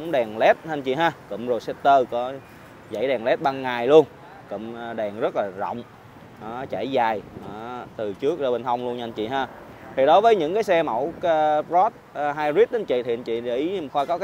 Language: Vietnamese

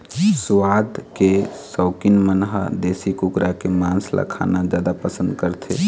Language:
Chhattisgarhi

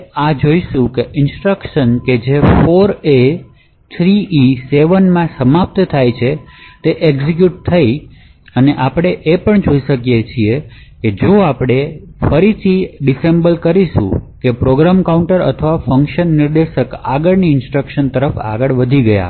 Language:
Gujarati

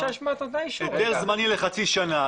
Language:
Hebrew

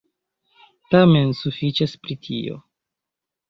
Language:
Esperanto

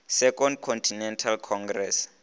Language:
Northern Sotho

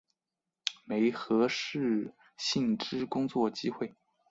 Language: Chinese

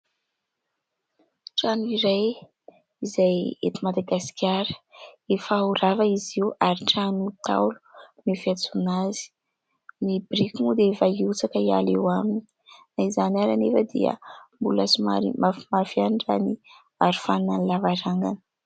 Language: Malagasy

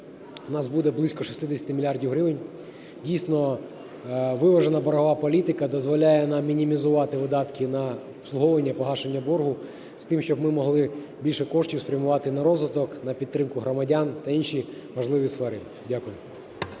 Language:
Ukrainian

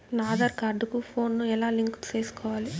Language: Telugu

